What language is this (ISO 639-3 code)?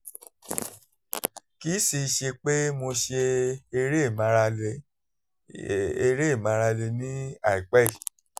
yor